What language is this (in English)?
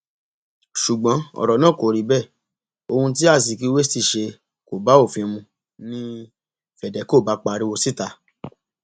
Yoruba